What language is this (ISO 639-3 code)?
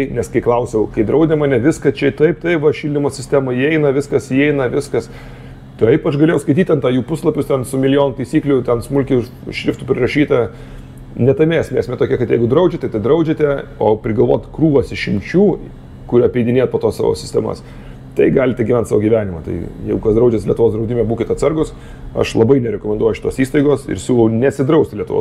lit